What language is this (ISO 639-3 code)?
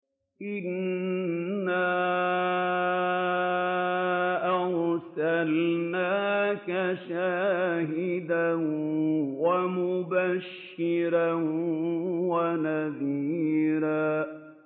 ara